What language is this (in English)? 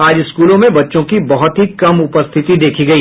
Hindi